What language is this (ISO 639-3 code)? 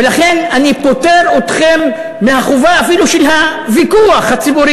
heb